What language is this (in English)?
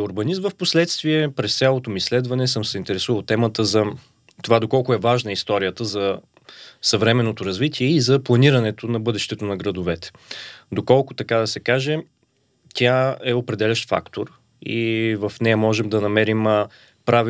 Bulgarian